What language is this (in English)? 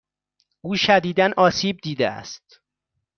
Persian